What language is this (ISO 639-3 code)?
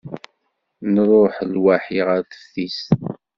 kab